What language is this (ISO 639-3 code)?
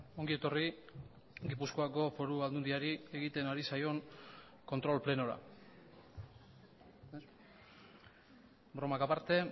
eus